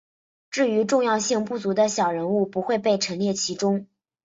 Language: Chinese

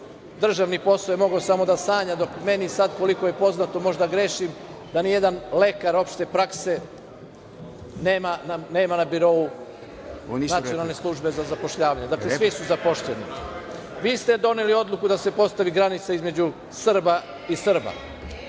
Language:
Serbian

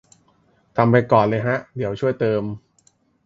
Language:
Thai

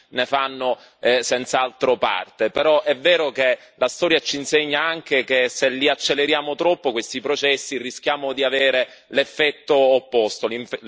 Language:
Italian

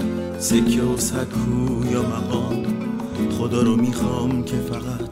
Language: Persian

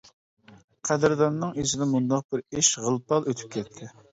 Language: Uyghur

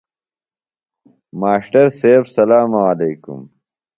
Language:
Phalura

